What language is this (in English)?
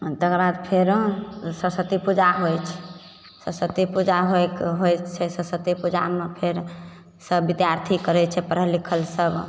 Maithili